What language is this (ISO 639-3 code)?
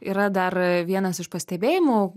lit